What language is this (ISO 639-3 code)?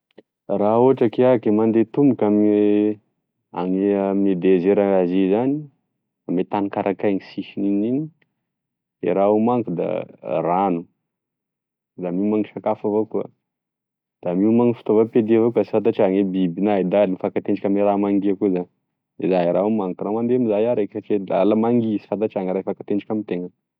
tkg